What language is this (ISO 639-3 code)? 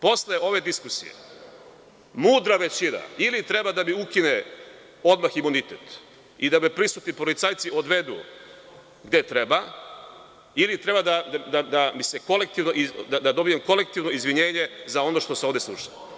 srp